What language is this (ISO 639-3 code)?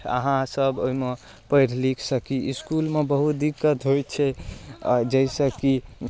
mai